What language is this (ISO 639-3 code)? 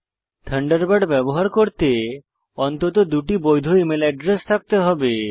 ben